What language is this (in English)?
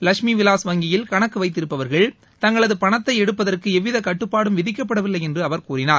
Tamil